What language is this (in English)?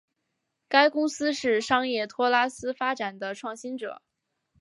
Chinese